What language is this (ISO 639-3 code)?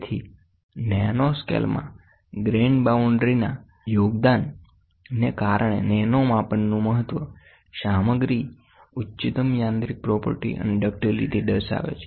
guj